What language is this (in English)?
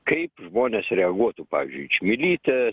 Lithuanian